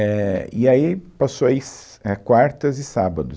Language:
Portuguese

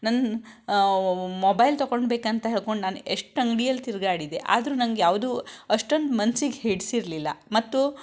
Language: Kannada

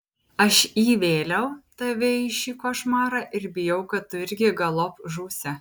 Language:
Lithuanian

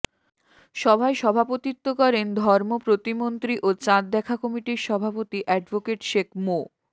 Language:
Bangla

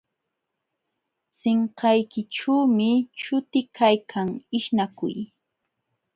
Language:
Jauja Wanca Quechua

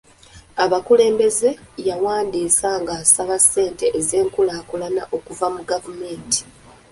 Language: Ganda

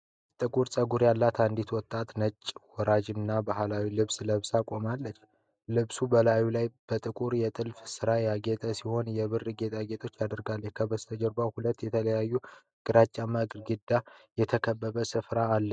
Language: Amharic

